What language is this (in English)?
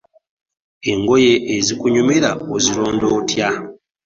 Ganda